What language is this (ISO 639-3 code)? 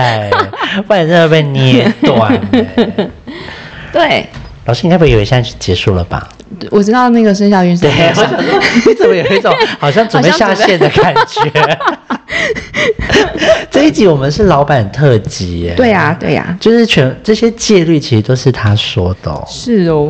zho